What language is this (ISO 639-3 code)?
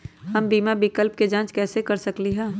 mag